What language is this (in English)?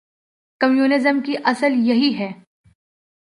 Urdu